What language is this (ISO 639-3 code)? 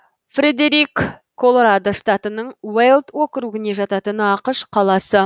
kaz